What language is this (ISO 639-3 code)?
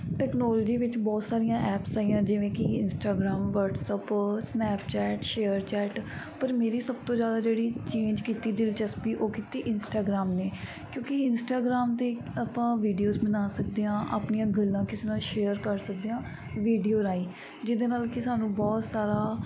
pan